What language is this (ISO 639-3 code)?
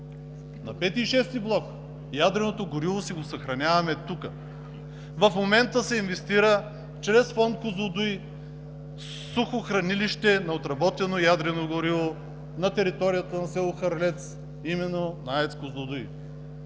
bul